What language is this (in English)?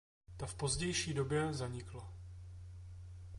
Czech